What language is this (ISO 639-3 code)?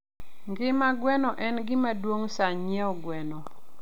luo